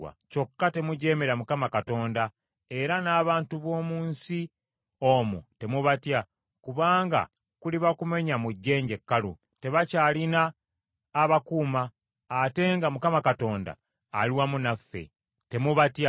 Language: Ganda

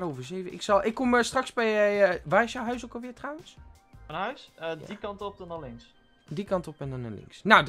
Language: Dutch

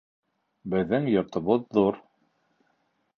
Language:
Bashkir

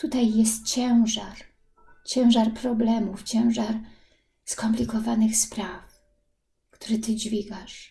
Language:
Polish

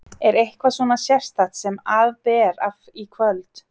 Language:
Icelandic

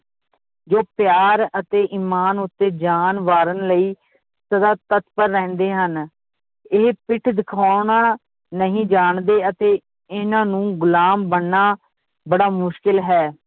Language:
Punjabi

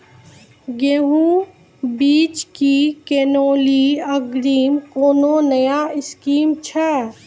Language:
Maithili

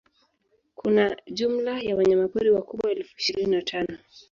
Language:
Swahili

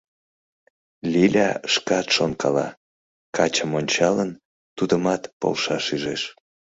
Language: Mari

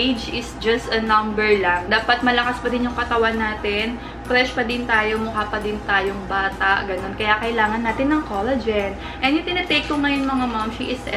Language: Filipino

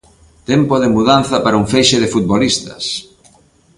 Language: Galician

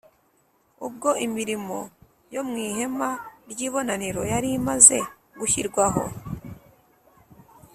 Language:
Kinyarwanda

